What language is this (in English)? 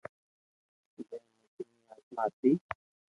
Loarki